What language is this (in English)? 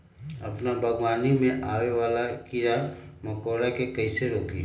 Magahi